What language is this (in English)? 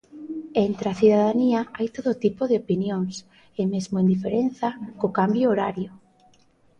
Galician